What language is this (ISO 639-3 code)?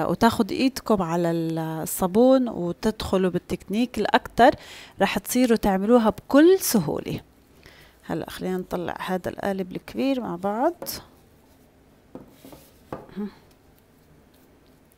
ara